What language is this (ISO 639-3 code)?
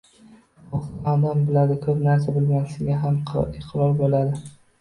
uzb